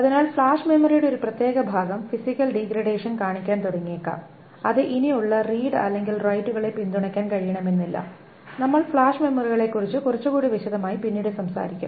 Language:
Malayalam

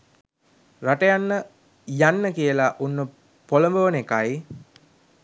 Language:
Sinhala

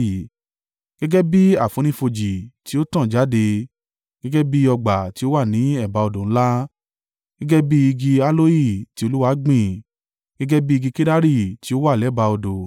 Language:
Yoruba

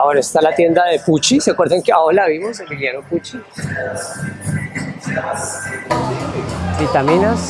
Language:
Spanish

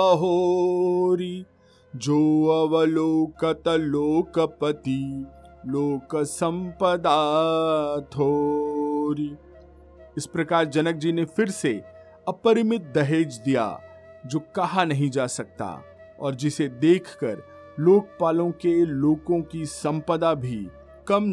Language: Hindi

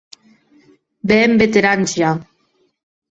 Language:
Occitan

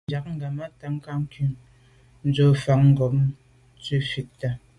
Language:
Medumba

